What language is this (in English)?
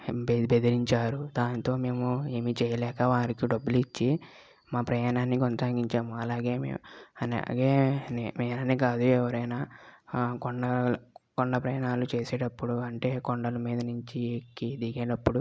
Telugu